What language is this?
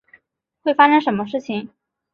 Chinese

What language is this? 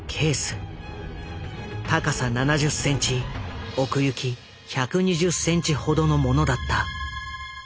Japanese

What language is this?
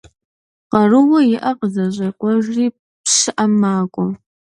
Kabardian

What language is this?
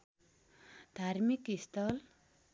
Nepali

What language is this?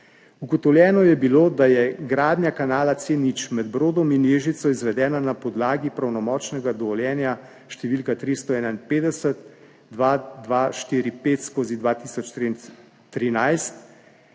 Slovenian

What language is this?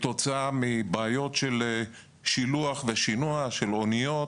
Hebrew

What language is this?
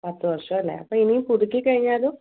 Malayalam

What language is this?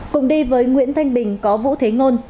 Vietnamese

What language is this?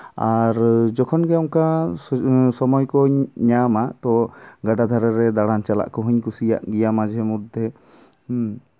Santali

